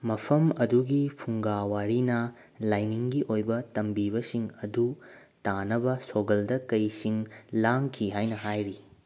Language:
Manipuri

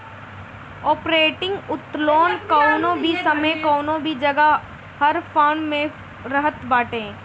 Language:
Bhojpuri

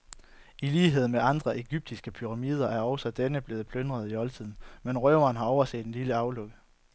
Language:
Danish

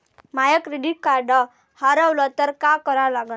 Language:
Marathi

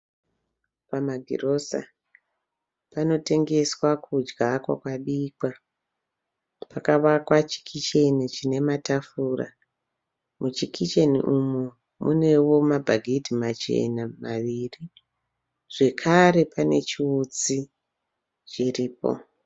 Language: Shona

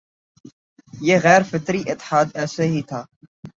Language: Urdu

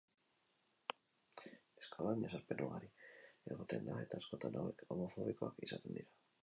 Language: Basque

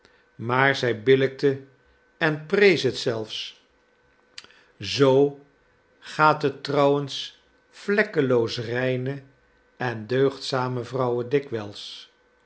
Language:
Dutch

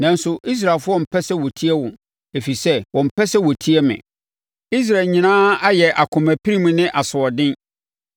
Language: Akan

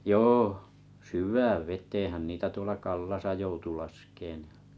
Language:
Finnish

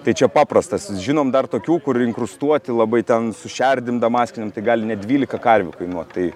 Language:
Lithuanian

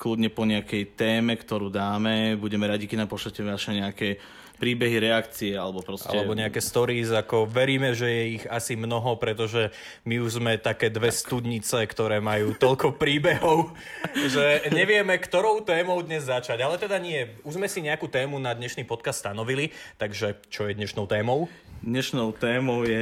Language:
Slovak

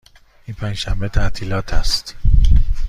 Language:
Persian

